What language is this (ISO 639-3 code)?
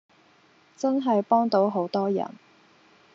yue